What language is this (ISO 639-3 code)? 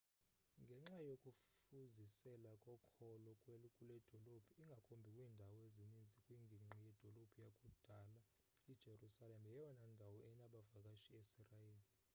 xho